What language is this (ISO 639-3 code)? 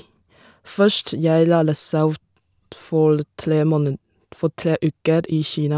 nor